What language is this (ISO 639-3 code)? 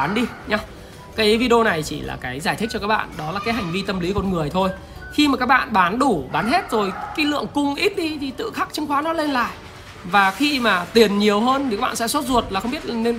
vie